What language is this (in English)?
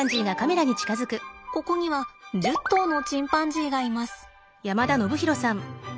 Japanese